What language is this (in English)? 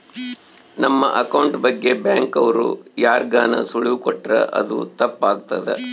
Kannada